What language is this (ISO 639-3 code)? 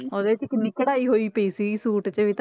pan